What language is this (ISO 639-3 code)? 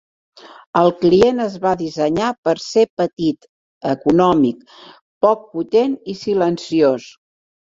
cat